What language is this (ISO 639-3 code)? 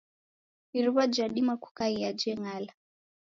dav